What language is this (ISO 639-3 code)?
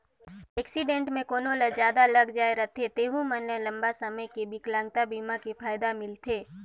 hne